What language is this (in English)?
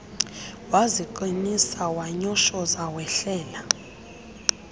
Xhosa